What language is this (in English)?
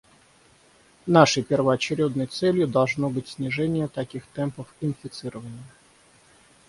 Russian